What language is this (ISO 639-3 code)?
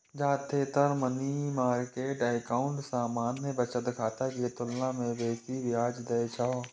mai